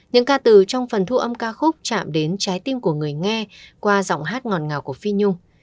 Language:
Vietnamese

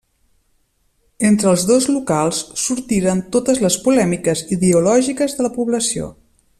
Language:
Catalan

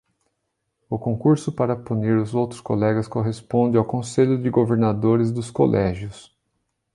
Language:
Portuguese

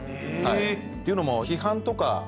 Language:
Japanese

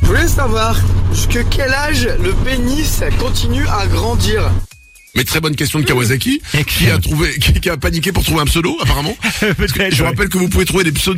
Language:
French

